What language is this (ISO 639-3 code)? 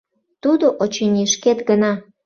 chm